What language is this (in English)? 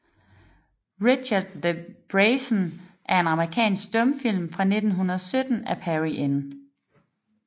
Danish